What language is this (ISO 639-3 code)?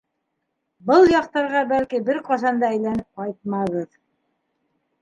bak